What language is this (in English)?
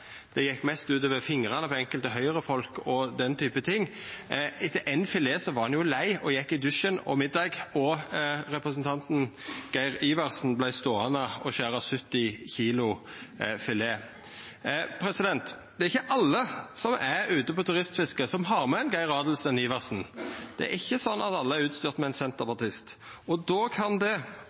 Norwegian Nynorsk